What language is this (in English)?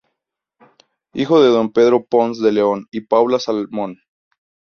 Spanish